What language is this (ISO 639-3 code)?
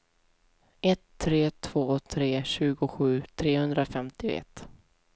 swe